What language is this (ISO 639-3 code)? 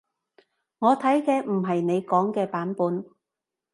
yue